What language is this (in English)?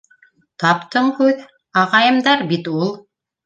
Bashkir